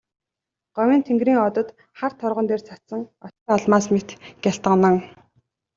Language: Mongolian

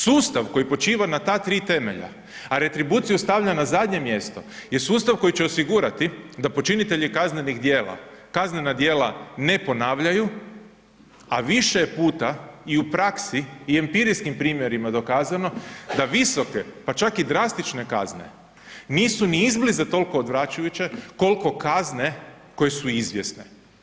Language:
Croatian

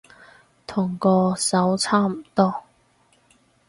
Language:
Cantonese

